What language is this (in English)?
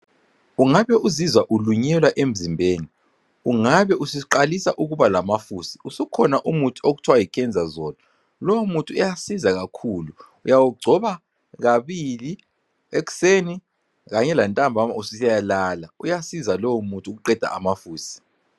North Ndebele